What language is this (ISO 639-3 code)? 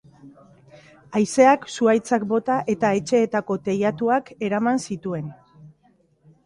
eus